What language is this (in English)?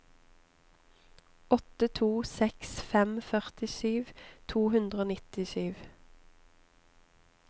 Norwegian